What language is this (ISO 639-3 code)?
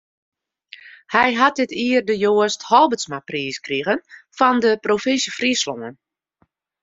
fry